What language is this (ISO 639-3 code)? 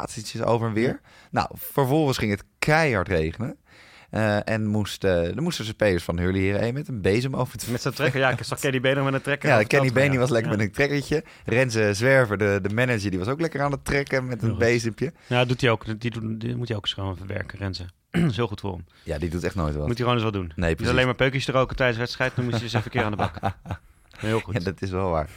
nld